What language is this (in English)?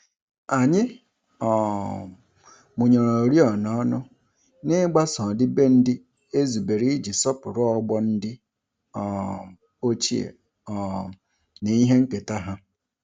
Igbo